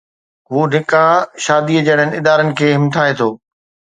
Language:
Sindhi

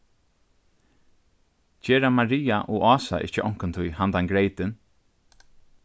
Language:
Faroese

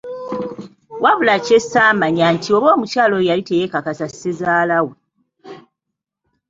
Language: Ganda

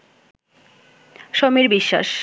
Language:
Bangla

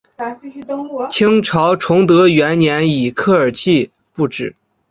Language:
Chinese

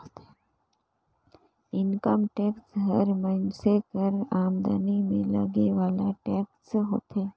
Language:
Chhattisgarhi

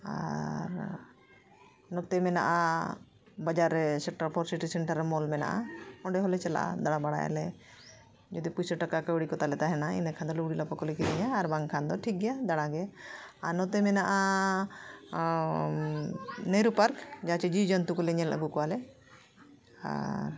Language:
Santali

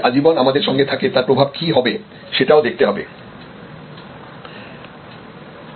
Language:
Bangla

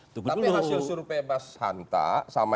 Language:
Indonesian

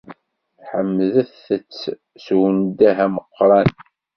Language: Kabyle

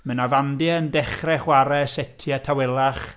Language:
Welsh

